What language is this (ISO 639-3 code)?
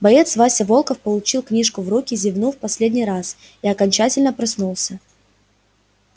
rus